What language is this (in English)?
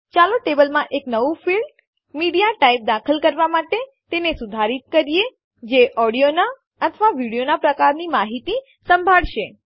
Gujarati